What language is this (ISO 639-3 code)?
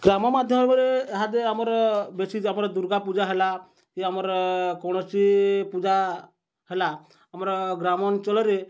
ori